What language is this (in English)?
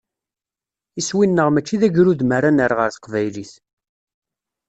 Kabyle